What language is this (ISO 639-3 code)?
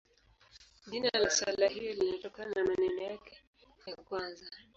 swa